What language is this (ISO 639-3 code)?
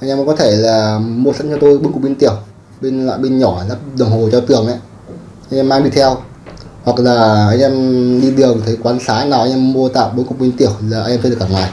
vie